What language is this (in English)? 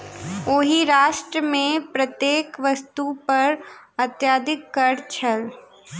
Maithili